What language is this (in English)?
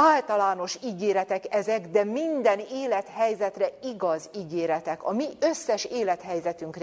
Hungarian